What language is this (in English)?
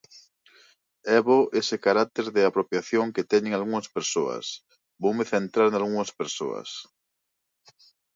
Galician